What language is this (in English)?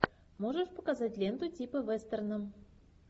Russian